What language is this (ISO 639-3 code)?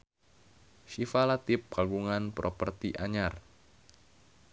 sun